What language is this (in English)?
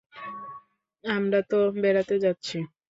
Bangla